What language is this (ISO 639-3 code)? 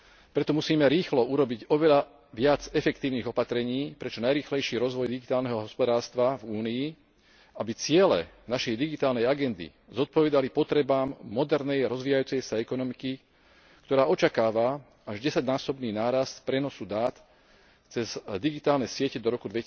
slk